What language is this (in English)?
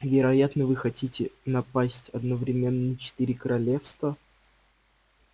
Russian